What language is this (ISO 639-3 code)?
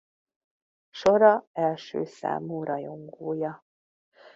hun